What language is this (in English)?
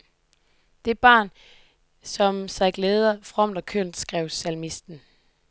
Danish